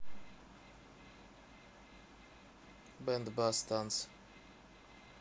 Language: Russian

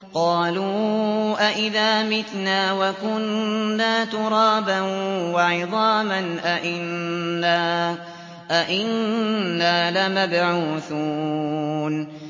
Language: Arabic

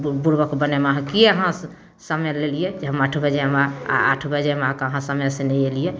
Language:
Maithili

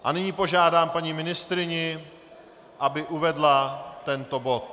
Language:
Czech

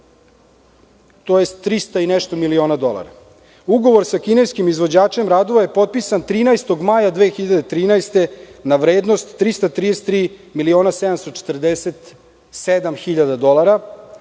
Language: Serbian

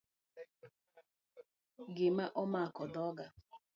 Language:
Luo (Kenya and Tanzania)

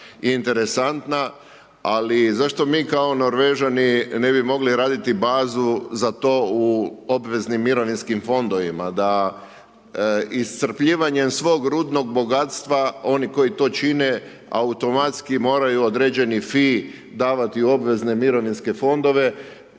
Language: Croatian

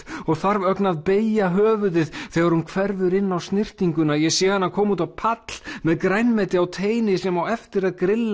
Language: Icelandic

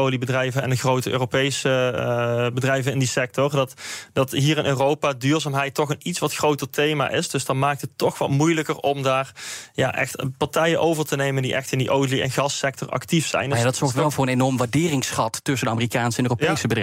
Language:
Dutch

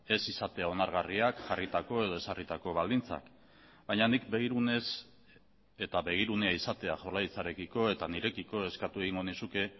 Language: Basque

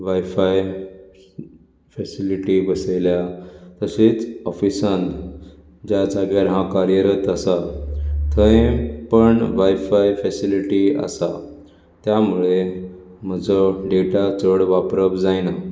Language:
Konkani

